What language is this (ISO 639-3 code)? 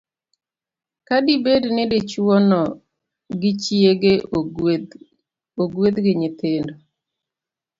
luo